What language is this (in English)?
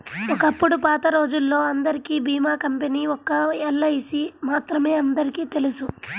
Telugu